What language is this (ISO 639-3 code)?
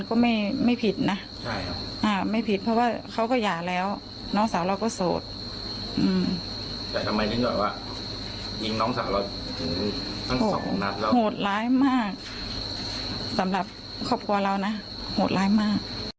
tha